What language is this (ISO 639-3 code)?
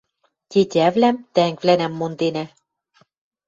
mrj